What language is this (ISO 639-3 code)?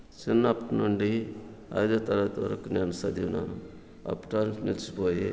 tel